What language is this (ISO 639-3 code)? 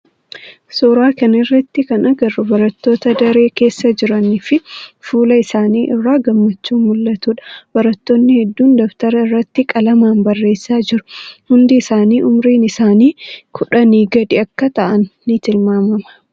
orm